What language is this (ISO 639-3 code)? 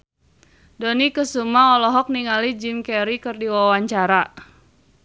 sun